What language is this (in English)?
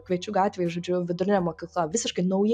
Lithuanian